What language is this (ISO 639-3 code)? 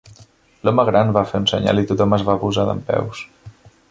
cat